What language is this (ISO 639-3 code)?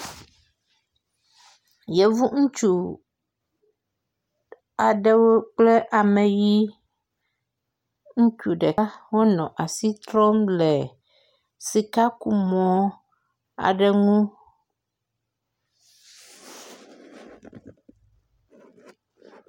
ewe